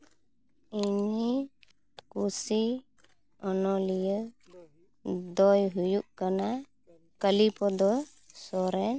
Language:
Santali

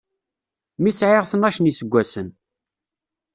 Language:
Kabyle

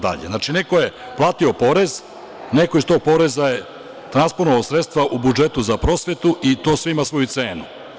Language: Serbian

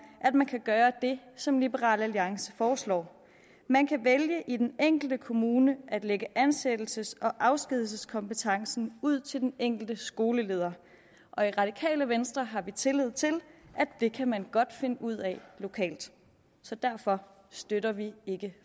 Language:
Danish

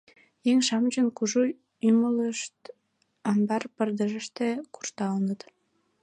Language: Mari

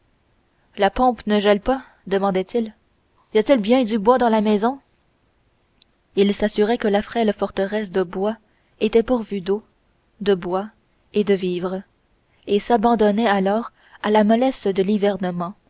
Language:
French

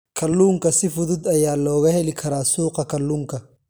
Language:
Somali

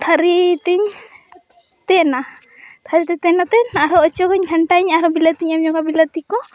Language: Santali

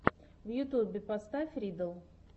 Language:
Russian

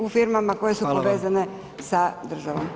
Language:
Croatian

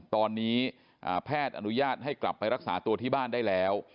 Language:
Thai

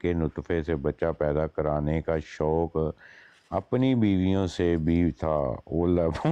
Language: Punjabi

